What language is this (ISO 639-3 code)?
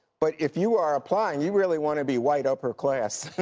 eng